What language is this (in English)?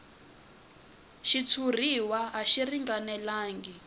Tsonga